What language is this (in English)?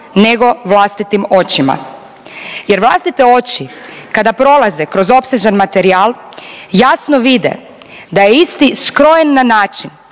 Croatian